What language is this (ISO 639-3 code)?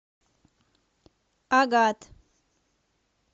rus